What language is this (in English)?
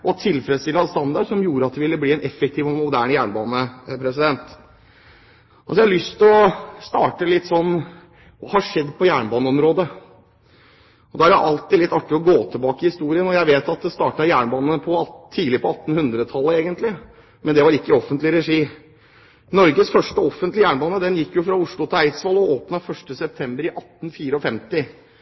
Norwegian Bokmål